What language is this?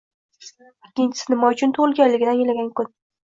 Uzbek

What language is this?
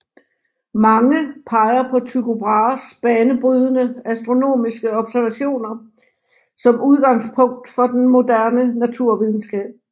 Danish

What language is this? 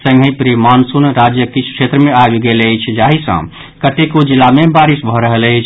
Maithili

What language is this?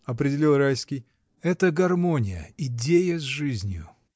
Russian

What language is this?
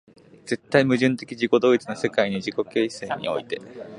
Japanese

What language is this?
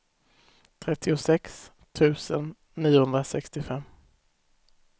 Swedish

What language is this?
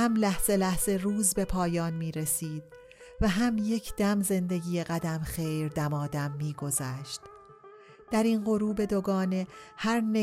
Persian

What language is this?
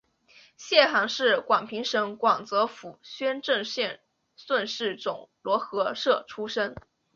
Chinese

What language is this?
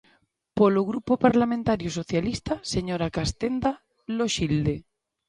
Galician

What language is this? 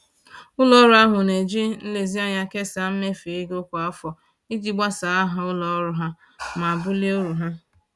Igbo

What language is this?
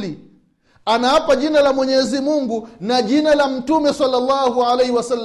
Swahili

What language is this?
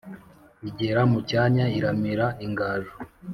Kinyarwanda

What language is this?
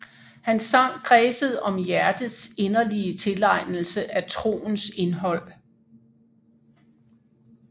Danish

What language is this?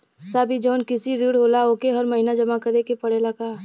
Bhojpuri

